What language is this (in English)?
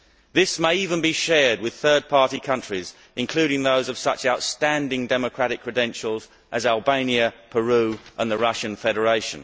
English